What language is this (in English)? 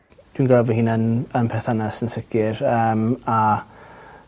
Welsh